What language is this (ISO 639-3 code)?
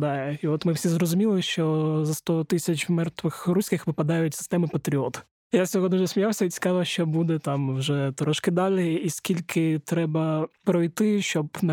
ukr